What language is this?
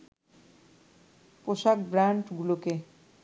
Bangla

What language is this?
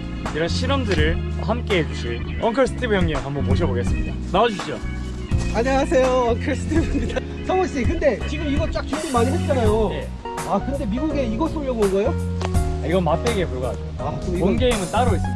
Korean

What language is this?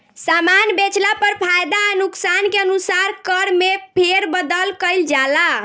Bhojpuri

